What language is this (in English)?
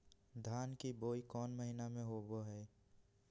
Magahi